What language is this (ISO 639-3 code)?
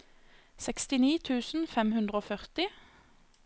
nor